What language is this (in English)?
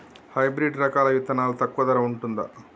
Telugu